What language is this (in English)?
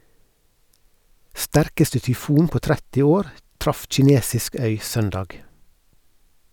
Norwegian